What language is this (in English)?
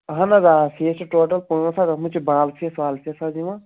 Kashmiri